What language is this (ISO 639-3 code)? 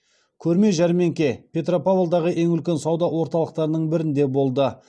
kaz